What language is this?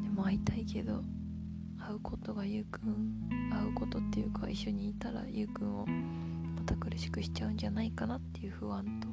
Japanese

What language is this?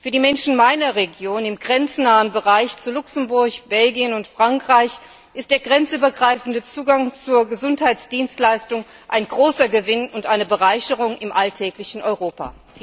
German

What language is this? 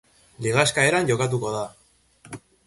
Basque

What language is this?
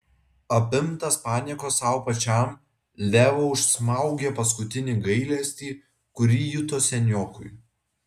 Lithuanian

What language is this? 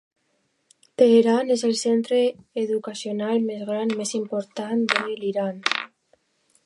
Catalan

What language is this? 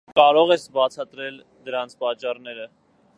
Armenian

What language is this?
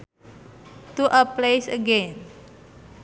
Sundanese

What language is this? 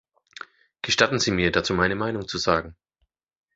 German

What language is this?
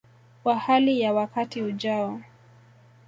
Swahili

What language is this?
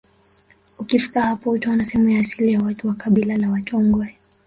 Swahili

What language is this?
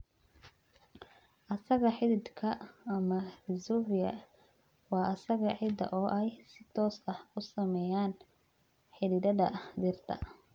Somali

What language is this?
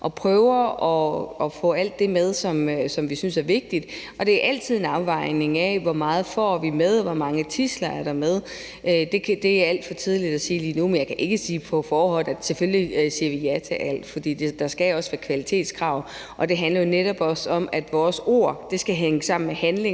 Danish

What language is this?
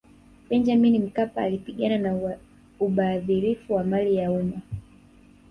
Swahili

